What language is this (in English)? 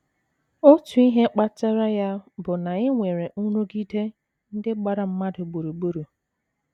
Igbo